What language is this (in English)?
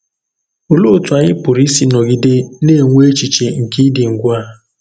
Igbo